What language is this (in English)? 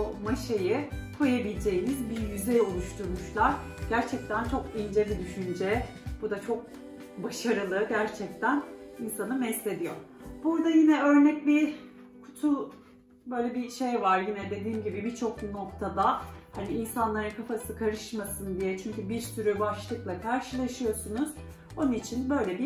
Turkish